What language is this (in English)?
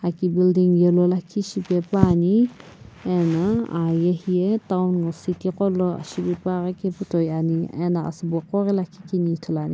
Sumi Naga